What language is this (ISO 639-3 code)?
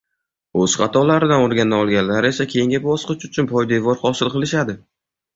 uzb